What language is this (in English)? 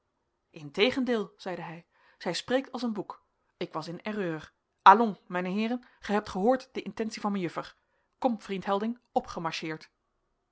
Dutch